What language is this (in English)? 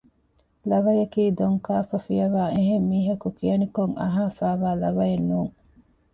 Divehi